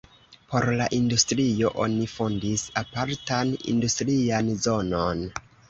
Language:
Esperanto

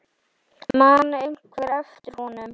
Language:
Icelandic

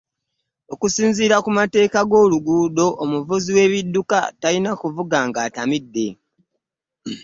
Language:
Ganda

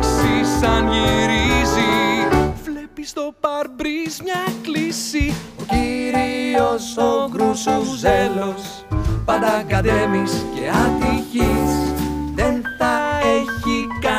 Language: Greek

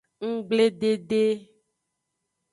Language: Aja (Benin)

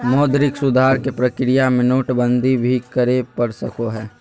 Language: Magahi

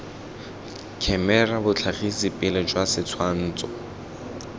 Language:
Tswana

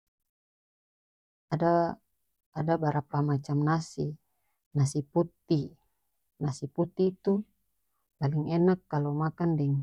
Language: North Moluccan Malay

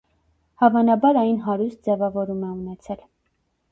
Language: Armenian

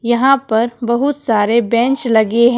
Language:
Hindi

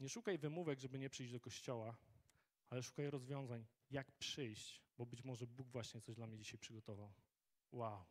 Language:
Polish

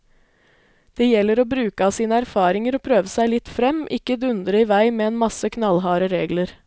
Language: Norwegian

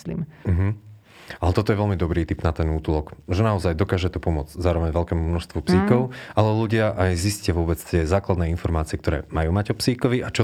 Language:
Slovak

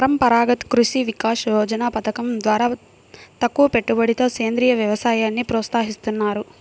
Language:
Telugu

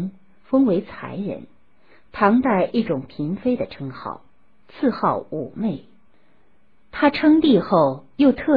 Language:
Chinese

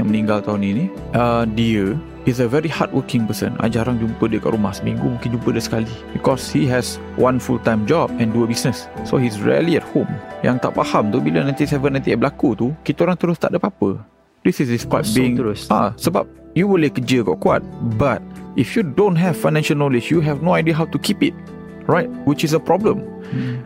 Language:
Malay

